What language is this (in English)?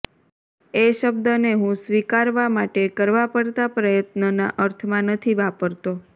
Gujarati